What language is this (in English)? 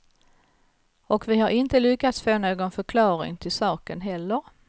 Swedish